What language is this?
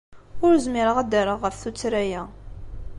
Kabyle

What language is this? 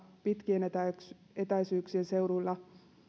Finnish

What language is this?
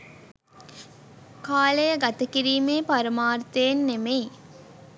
Sinhala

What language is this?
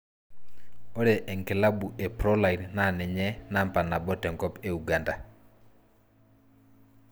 Masai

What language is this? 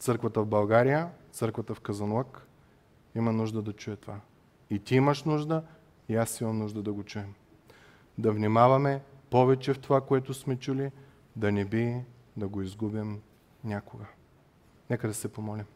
Bulgarian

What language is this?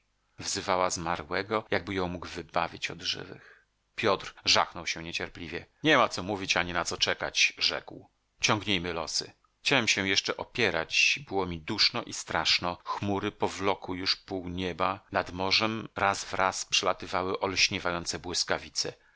Polish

